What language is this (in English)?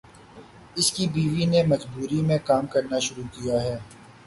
Urdu